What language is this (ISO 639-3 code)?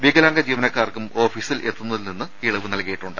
mal